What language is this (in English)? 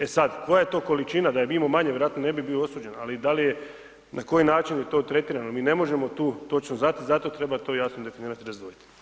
Croatian